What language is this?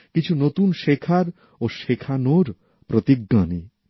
Bangla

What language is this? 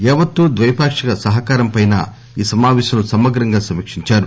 Telugu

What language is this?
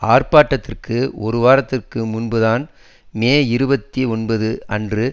Tamil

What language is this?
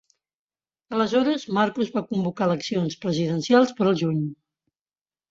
Catalan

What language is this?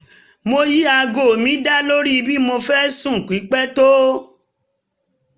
Yoruba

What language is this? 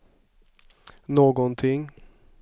Swedish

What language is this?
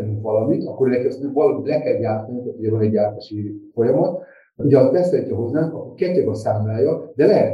Hungarian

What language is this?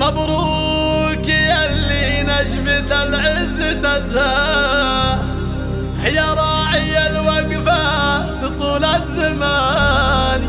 Arabic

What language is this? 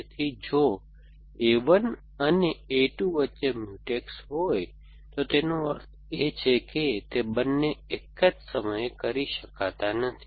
Gujarati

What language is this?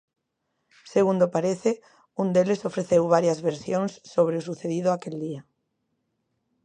Galician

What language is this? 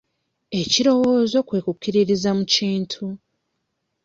Ganda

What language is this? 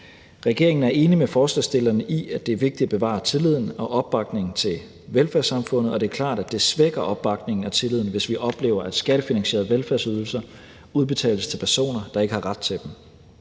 Danish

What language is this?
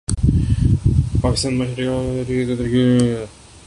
Urdu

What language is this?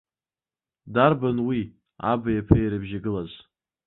Abkhazian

